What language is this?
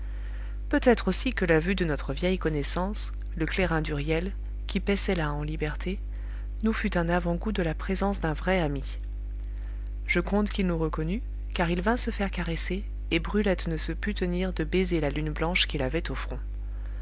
French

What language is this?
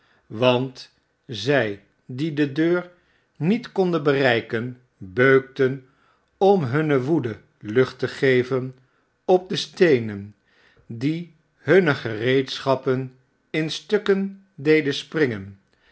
Dutch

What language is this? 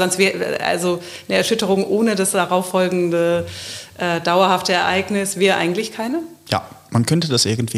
German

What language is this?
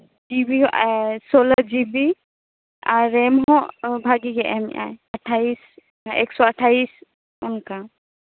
Santali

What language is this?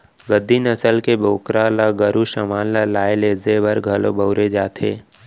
Chhattisgarhi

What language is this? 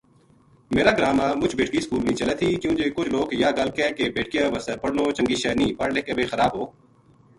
Gujari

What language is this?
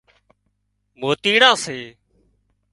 Wadiyara Koli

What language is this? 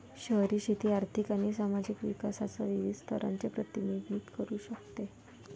Marathi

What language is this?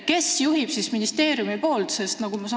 Estonian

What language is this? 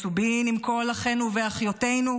Hebrew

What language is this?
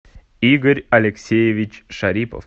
Russian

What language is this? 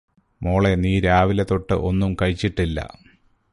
Malayalam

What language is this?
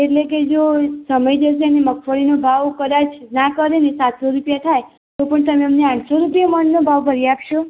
Gujarati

